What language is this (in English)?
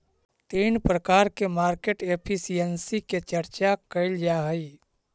Magahi